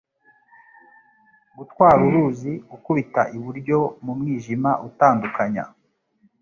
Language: Kinyarwanda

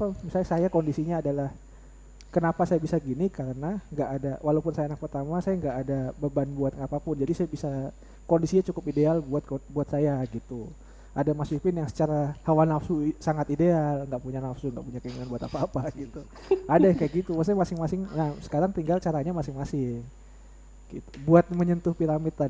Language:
Indonesian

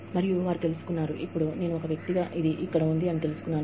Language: Telugu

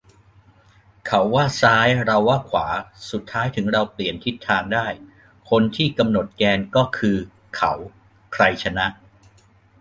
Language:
Thai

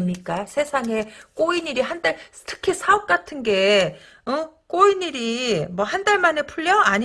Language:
Korean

